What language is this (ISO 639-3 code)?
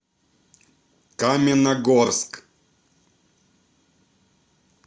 rus